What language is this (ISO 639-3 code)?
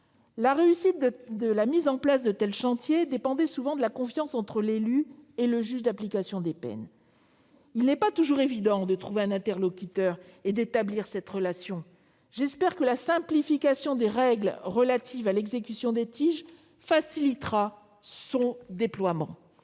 fra